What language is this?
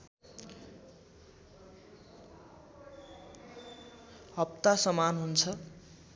Nepali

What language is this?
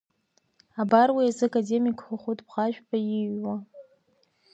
Abkhazian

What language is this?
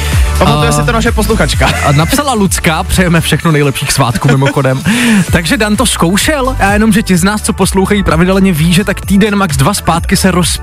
Czech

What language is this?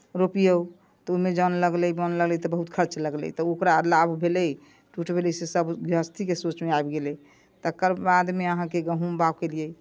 Maithili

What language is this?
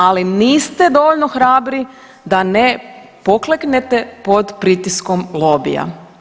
Croatian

